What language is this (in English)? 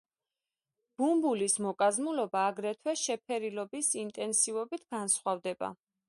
Georgian